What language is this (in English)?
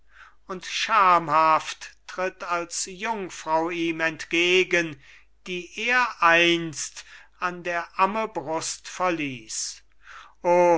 German